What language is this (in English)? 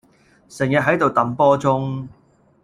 Cantonese